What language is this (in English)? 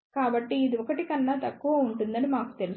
Telugu